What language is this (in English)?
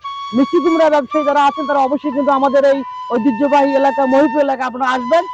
Bangla